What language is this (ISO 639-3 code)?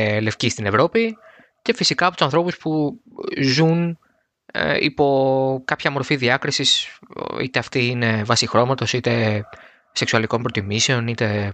ell